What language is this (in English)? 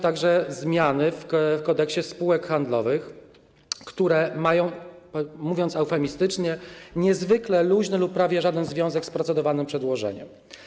Polish